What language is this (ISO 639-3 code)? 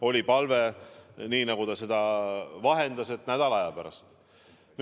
est